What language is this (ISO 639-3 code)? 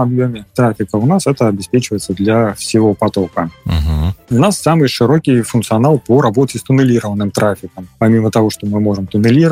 rus